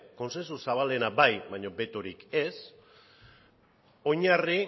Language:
Basque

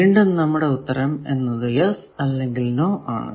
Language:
Malayalam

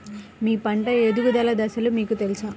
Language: Telugu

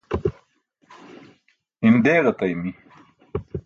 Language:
Burushaski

